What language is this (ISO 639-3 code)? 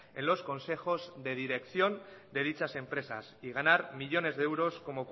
spa